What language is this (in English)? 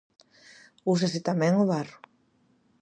Galician